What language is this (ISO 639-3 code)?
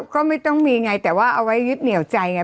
tha